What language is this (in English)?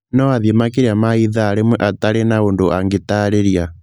Kikuyu